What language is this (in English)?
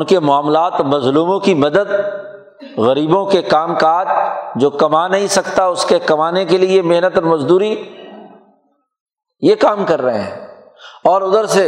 Urdu